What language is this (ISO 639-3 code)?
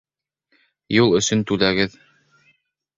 bak